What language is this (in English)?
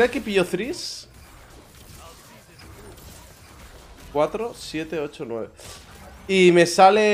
Spanish